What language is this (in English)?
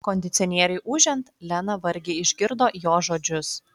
Lithuanian